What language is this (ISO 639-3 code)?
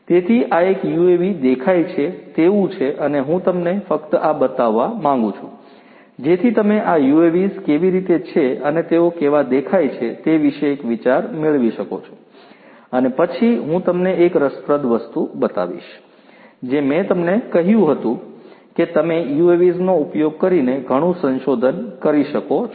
guj